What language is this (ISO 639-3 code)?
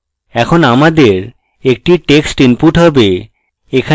ben